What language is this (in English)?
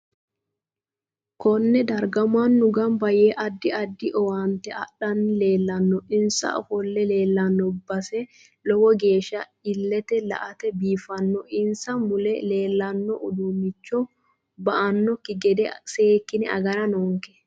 Sidamo